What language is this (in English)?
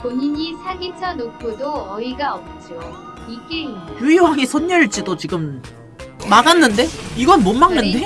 Korean